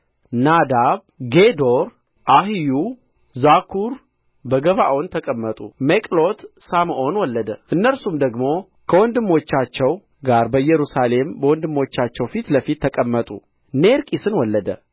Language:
Amharic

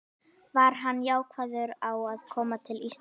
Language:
Icelandic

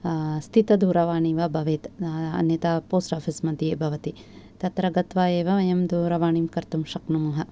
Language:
Sanskrit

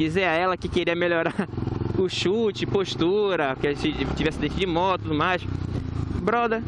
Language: Portuguese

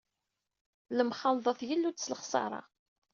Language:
Kabyle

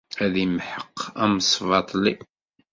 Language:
Kabyle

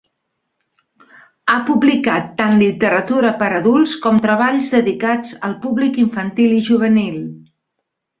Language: Catalan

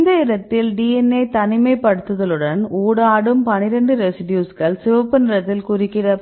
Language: Tamil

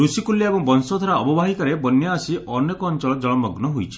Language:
Odia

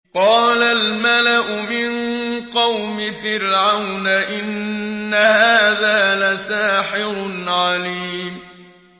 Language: Arabic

